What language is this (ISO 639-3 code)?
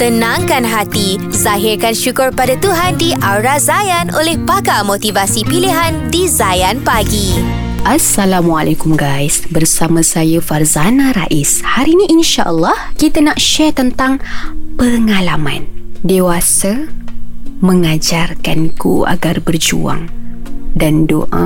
msa